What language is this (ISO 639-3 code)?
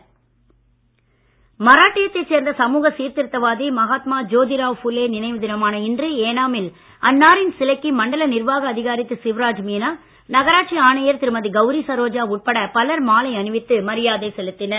tam